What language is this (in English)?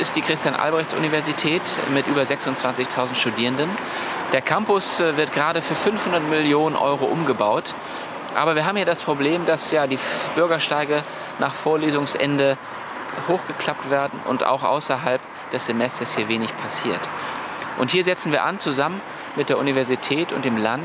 German